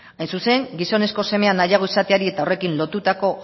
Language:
Basque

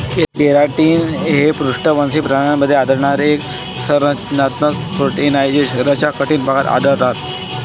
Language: Marathi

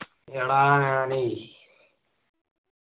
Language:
Malayalam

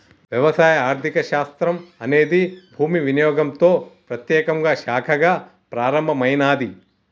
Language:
Telugu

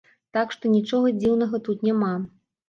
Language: Belarusian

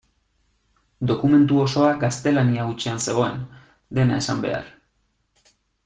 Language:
Basque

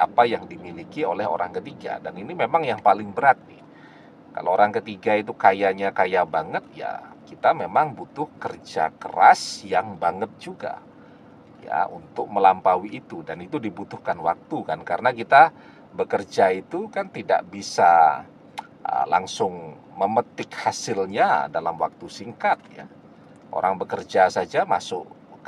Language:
Indonesian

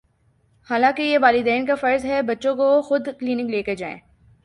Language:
Urdu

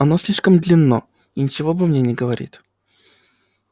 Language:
Russian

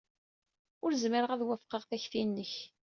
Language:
Kabyle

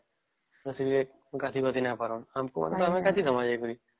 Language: Odia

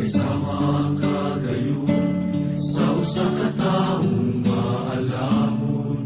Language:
Turkish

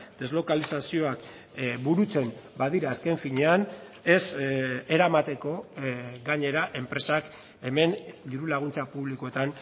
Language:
Basque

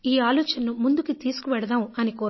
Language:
Telugu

